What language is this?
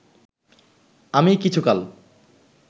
Bangla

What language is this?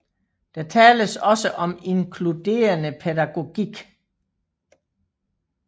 Danish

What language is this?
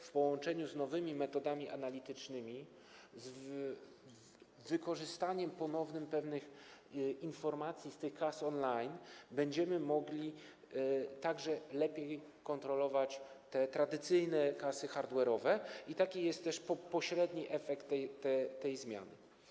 Polish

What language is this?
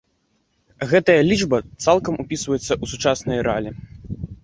Belarusian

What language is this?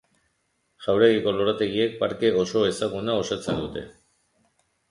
Basque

